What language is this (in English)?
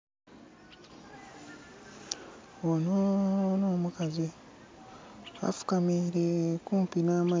Soga